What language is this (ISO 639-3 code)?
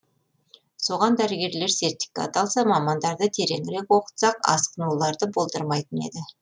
kaz